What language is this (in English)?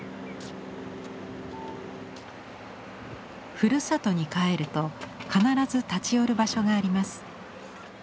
Japanese